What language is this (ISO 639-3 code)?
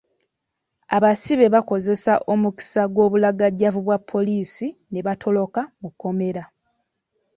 lug